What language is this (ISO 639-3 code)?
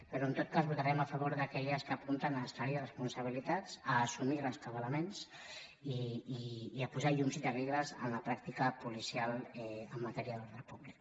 cat